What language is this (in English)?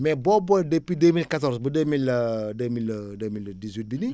Wolof